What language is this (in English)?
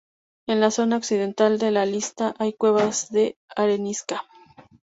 Spanish